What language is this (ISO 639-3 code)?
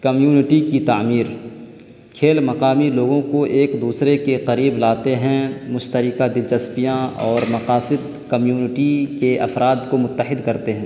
urd